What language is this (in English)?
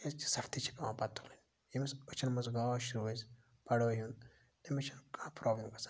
Kashmiri